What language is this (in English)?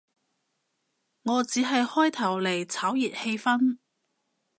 Cantonese